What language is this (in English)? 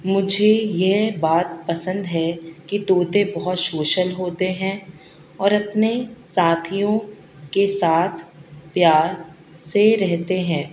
Urdu